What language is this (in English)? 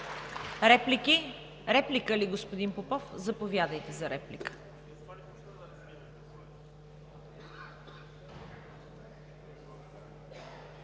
Bulgarian